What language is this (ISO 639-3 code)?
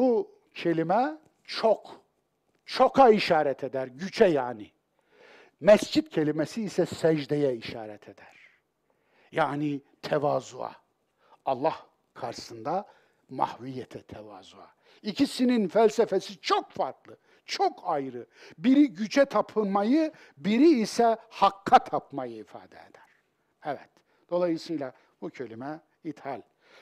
tur